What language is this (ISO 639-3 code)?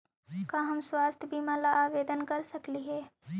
mag